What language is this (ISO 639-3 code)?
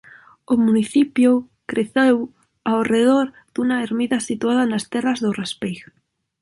glg